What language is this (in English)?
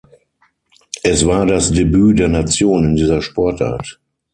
German